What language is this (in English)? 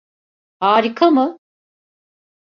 Turkish